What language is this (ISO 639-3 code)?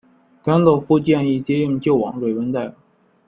zho